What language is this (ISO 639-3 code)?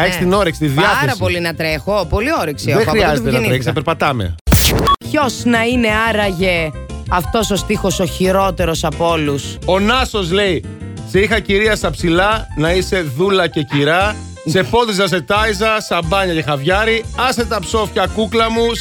ell